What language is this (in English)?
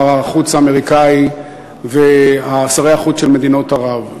Hebrew